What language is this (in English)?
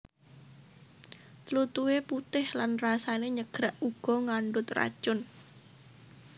Javanese